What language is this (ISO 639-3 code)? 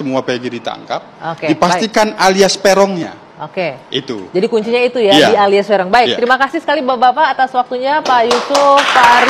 ind